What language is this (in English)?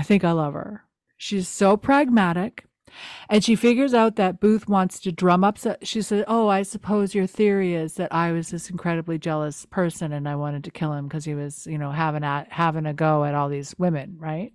English